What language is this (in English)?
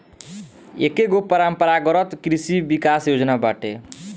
Bhojpuri